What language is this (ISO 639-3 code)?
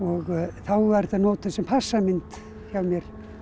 isl